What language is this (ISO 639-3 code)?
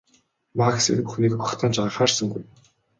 mon